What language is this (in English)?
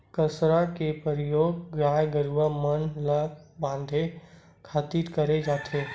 Chhattisgarhi